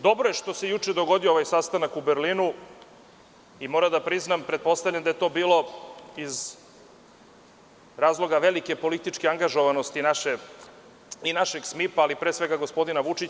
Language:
Serbian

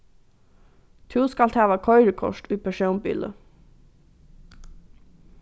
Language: Faroese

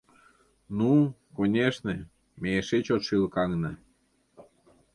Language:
Mari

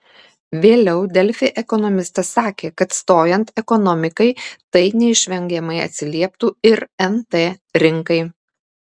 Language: Lithuanian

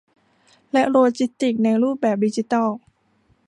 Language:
Thai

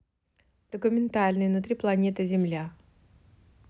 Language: Russian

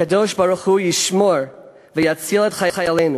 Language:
Hebrew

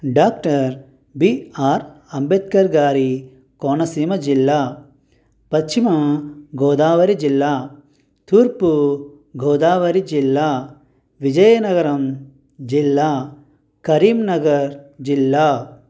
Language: Telugu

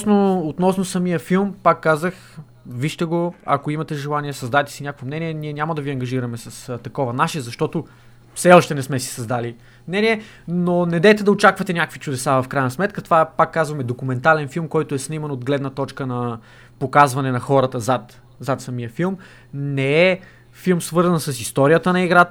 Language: Bulgarian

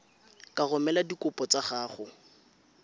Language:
Tswana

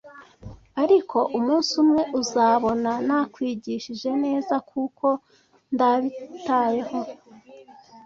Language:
Kinyarwanda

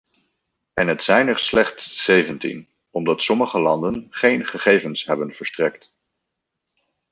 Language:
Dutch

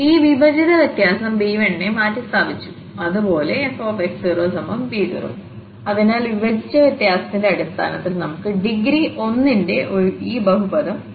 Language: Malayalam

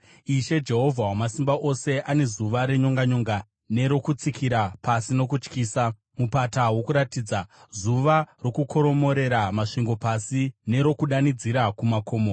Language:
Shona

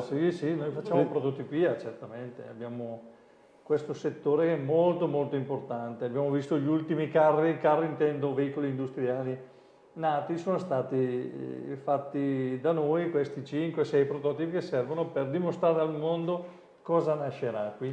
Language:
Italian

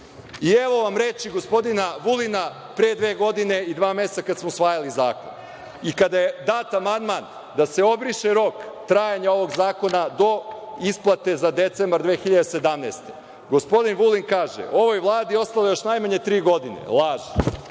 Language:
Serbian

